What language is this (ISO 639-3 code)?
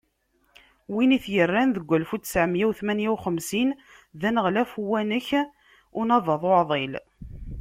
kab